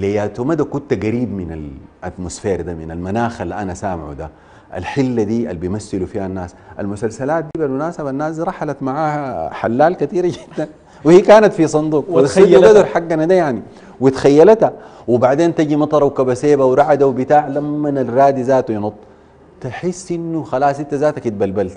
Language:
Arabic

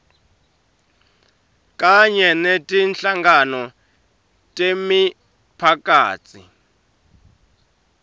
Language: Swati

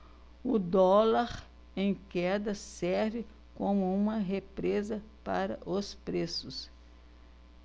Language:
Portuguese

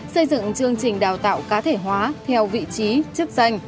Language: Vietnamese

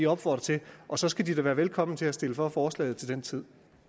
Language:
Danish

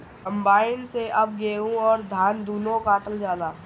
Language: Bhojpuri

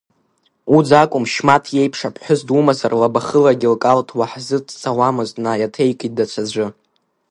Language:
Abkhazian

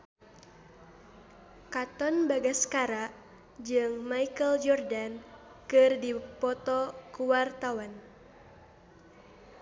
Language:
Sundanese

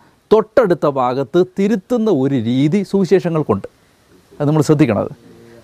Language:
Malayalam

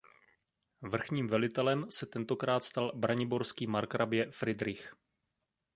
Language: Czech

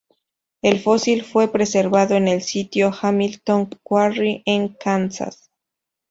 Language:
Spanish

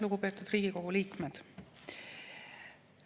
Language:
Estonian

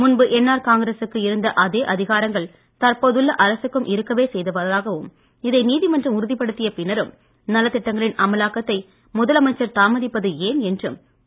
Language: Tamil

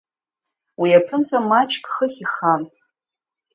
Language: Abkhazian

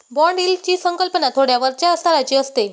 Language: Marathi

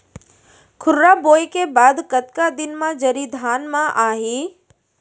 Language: Chhattisgarhi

